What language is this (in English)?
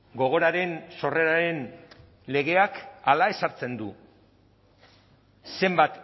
Basque